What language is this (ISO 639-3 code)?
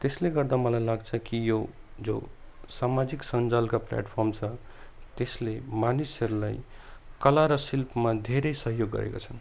nep